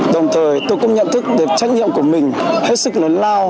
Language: Vietnamese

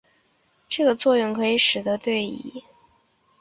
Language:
Chinese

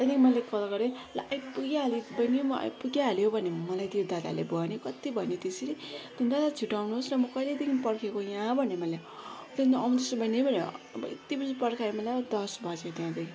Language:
Nepali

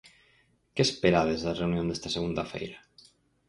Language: Galician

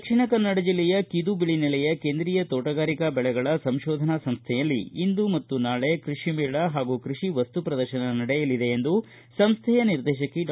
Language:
Kannada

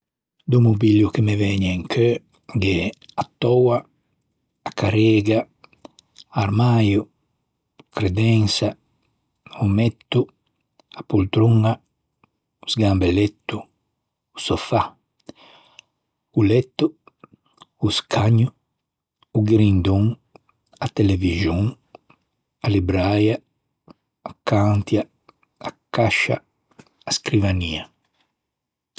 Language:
Ligurian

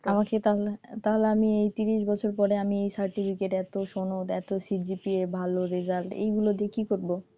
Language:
Bangla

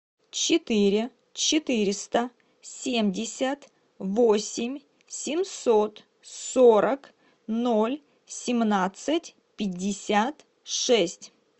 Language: Russian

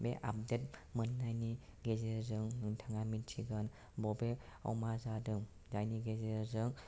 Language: Bodo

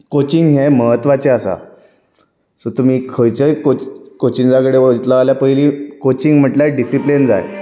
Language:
Konkani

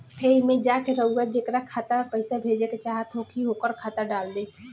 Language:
Bhojpuri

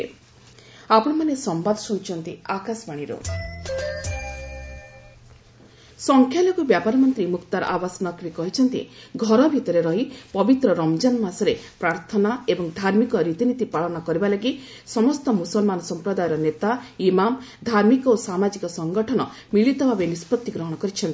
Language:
Odia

